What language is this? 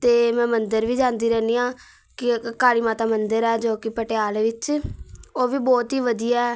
Punjabi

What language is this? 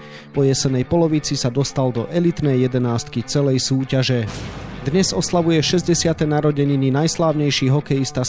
Slovak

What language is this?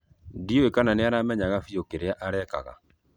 Kikuyu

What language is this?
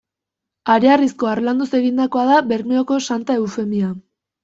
Basque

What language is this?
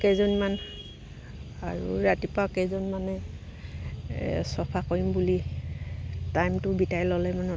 Assamese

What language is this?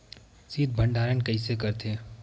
Chhattisgarhi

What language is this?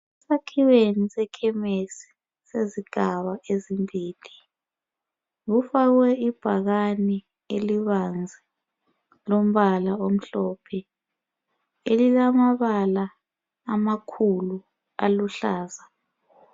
North Ndebele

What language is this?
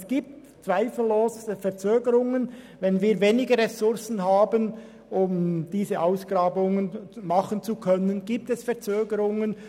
Swiss German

